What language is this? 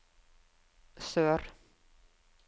Norwegian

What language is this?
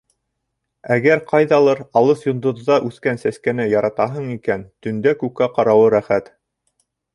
Bashkir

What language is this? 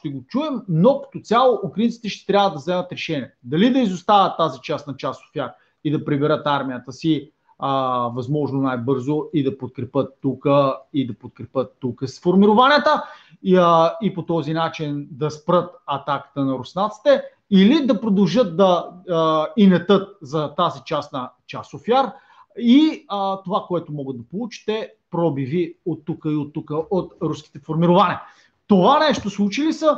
Bulgarian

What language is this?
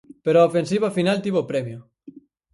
Galician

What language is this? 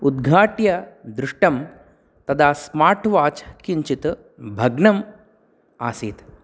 Sanskrit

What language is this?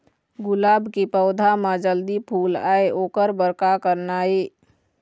Chhattisgarhi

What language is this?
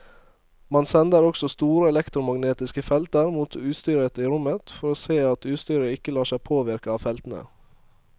Norwegian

